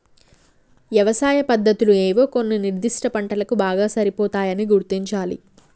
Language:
Telugu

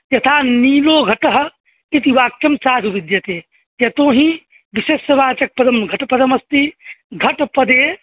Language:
Sanskrit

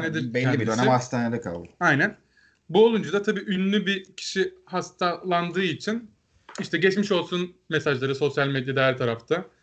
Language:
Turkish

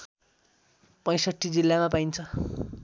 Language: Nepali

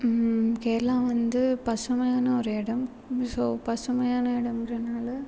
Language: Tamil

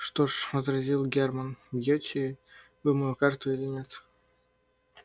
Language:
Russian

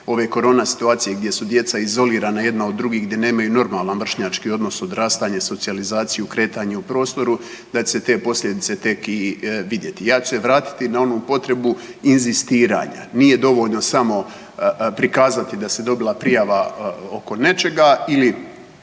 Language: Croatian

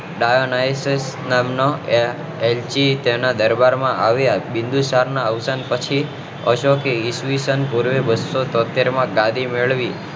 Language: Gujarati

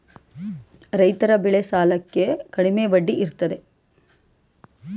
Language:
Kannada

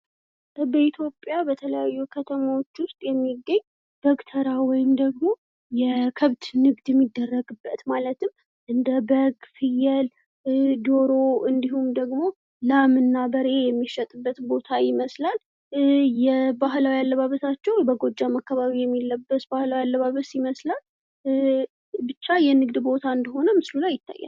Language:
Amharic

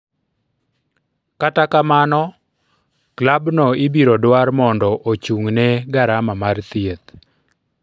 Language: Luo (Kenya and Tanzania)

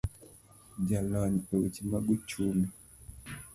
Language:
Luo (Kenya and Tanzania)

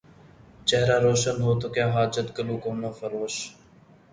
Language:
Urdu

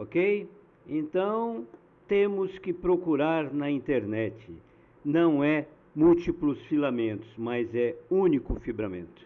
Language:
Portuguese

